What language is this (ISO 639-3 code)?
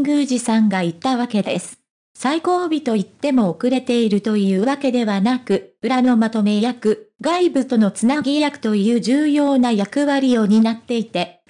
jpn